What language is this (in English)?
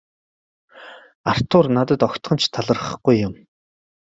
Mongolian